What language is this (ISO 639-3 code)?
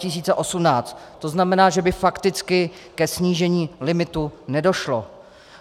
ces